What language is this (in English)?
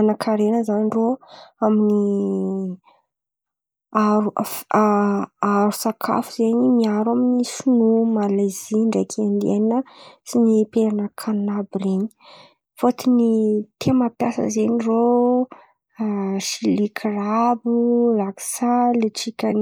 Antankarana Malagasy